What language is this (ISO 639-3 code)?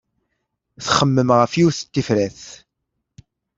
kab